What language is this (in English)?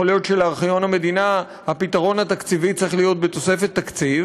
Hebrew